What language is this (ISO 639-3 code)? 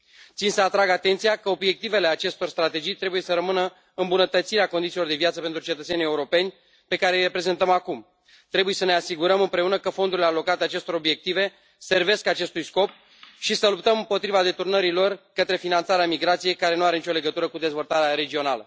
ron